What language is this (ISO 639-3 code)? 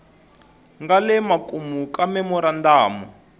tso